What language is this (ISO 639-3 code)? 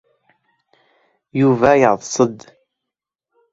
kab